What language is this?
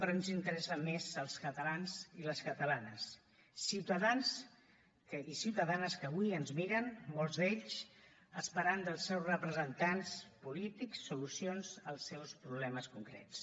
Catalan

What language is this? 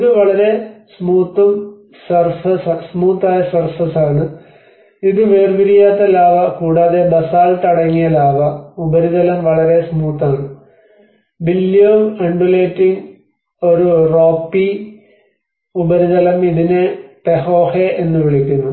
Malayalam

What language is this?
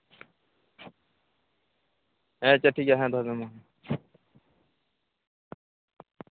Santali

